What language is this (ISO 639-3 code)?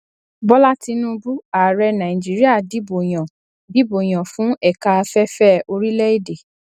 yor